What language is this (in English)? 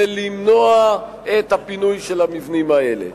Hebrew